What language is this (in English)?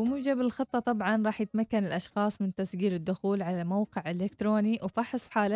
Arabic